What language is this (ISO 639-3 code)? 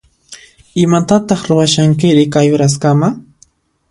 qxp